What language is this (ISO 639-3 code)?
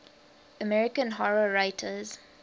eng